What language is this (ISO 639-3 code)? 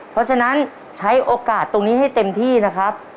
tha